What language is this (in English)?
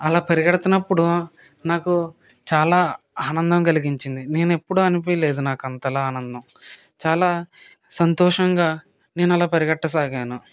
Telugu